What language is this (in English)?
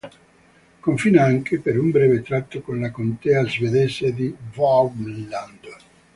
Italian